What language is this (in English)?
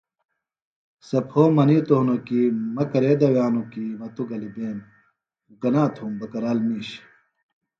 Phalura